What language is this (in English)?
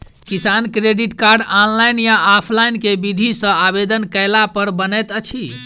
Maithili